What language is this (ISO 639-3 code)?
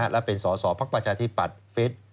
tha